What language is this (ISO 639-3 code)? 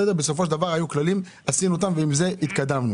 heb